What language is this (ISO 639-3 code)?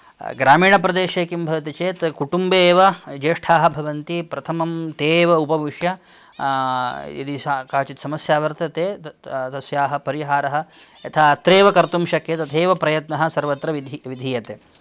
san